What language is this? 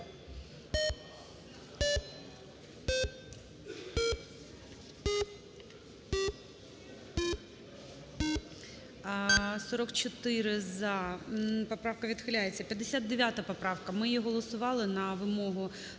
Ukrainian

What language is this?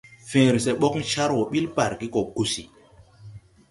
Tupuri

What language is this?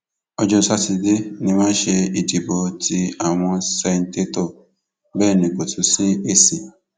Yoruba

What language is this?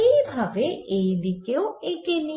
Bangla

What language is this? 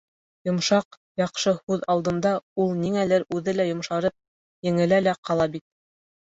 Bashkir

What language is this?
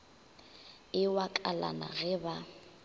Northern Sotho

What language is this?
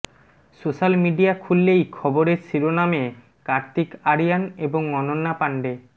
Bangla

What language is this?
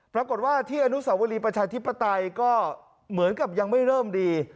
Thai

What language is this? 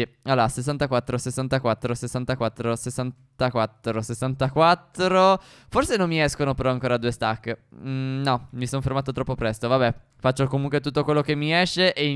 Italian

